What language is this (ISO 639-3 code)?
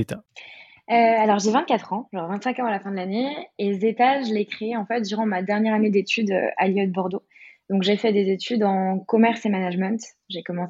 fra